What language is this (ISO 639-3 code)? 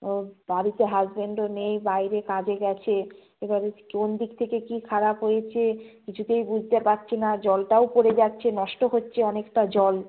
ben